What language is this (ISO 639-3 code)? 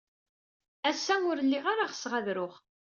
kab